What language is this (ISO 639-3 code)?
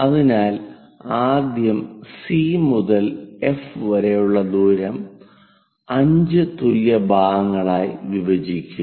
mal